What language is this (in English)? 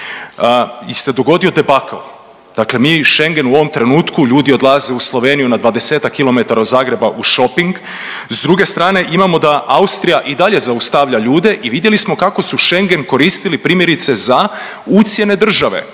Croatian